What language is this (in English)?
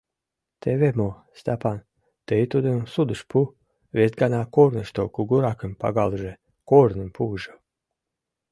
Mari